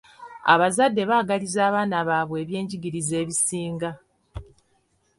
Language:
Ganda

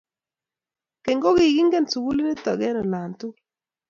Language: Kalenjin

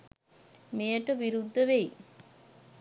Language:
Sinhala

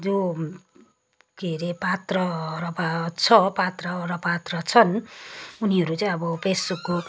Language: Nepali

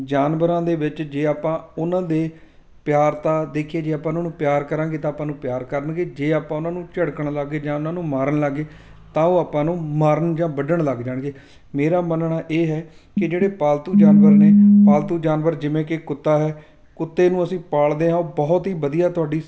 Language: Punjabi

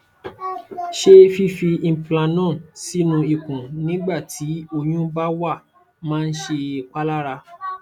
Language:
Yoruba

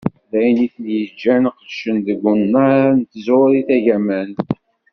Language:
Kabyle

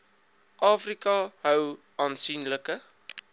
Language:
Afrikaans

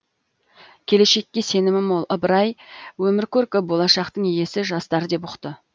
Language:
Kazakh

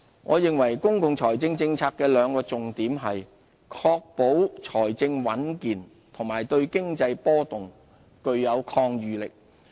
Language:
Cantonese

